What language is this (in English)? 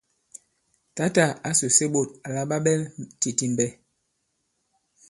Bankon